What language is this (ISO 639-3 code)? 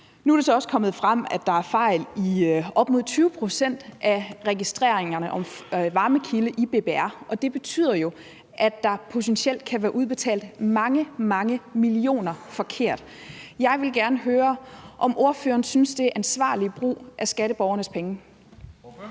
dan